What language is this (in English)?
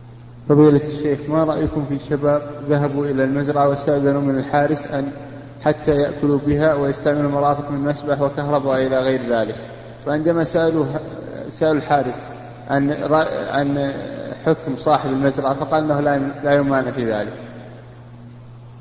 Arabic